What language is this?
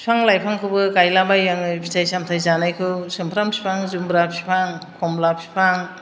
Bodo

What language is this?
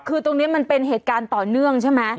Thai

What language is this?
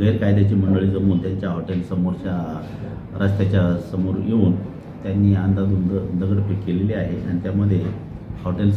Romanian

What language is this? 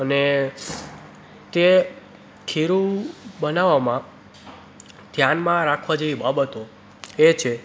Gujarati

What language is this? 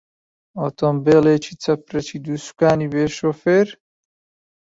Central Kurdish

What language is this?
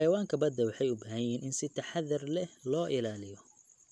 Somali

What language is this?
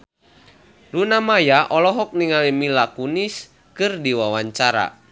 Sundanese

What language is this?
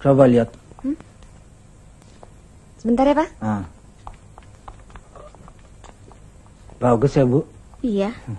Indonesian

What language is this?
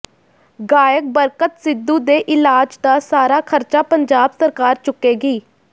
Punjabi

